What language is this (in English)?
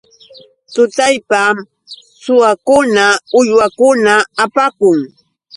Yauyos Quechua